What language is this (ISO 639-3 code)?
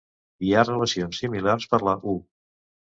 cat